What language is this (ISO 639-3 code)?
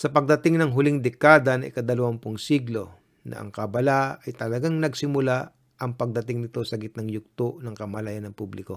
fil